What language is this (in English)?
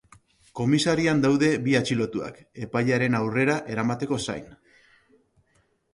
Basque